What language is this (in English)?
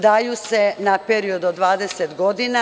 Serbian